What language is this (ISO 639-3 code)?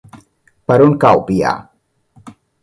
cat